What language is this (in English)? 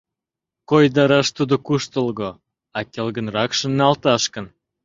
Mari